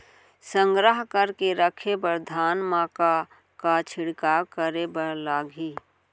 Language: Chhattisgarhi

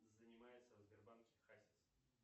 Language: Russian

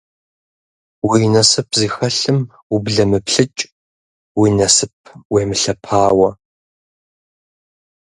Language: Kabardian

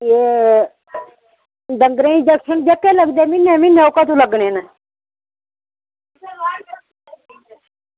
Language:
Dogri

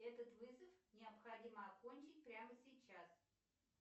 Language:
Russian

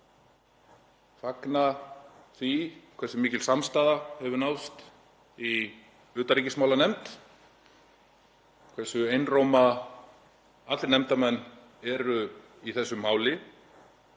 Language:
Icelandic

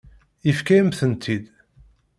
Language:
Kabyle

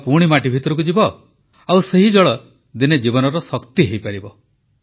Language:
Odia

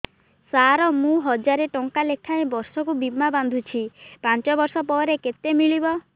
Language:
Odia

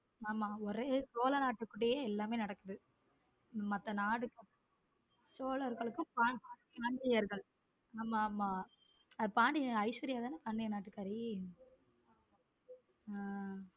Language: Tamil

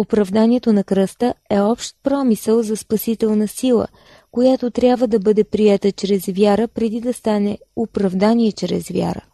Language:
Bulgarian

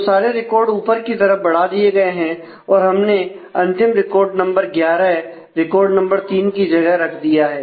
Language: Hindi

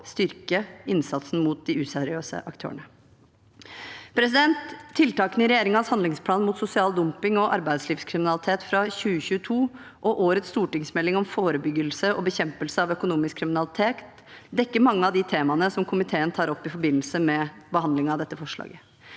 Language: Norwegian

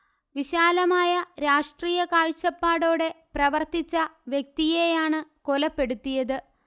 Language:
Malayalam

